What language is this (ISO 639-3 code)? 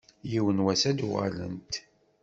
kab